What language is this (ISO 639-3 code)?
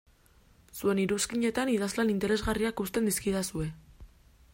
eus